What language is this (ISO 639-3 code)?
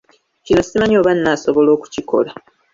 lug